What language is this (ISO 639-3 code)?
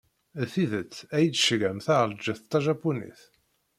kab